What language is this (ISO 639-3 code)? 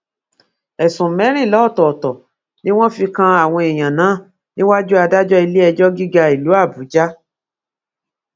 yor